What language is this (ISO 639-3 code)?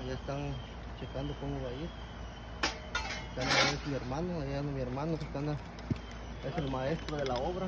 spa